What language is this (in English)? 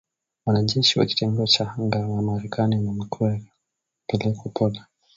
Swahili